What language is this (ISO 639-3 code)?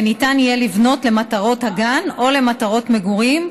heb